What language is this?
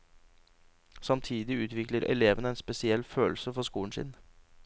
Norwegian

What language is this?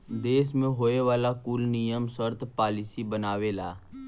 Bhojpuri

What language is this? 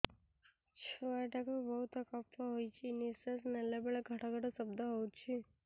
Odia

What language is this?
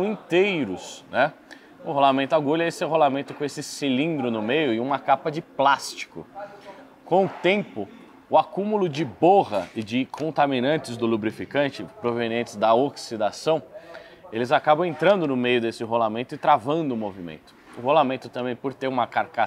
Portuguese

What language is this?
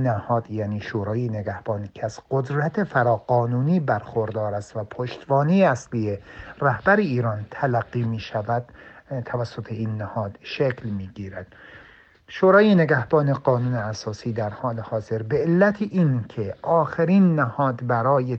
Persian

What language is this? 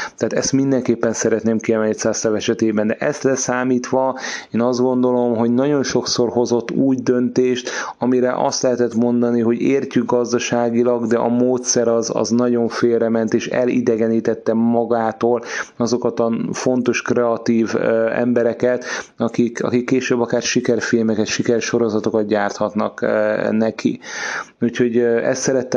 Hungarian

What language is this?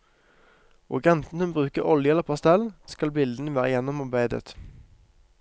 Norwegian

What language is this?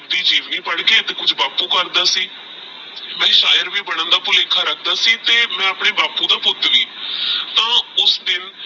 Punjabi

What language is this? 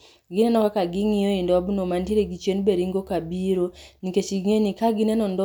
Luo (Kenya and Tanzania)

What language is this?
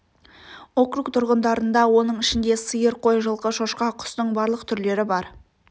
Kazakh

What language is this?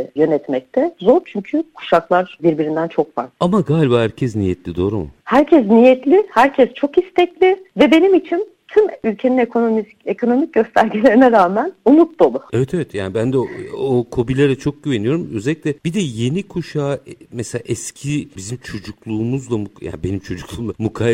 Turkish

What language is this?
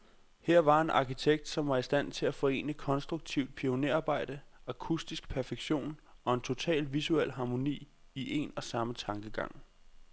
Danish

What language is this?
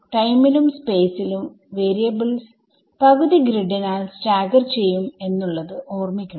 Malayalam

